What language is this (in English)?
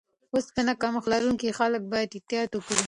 Pashto